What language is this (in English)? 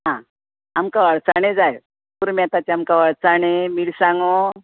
Konkani